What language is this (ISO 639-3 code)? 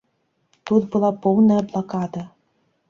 bel